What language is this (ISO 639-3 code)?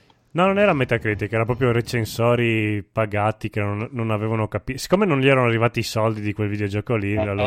ita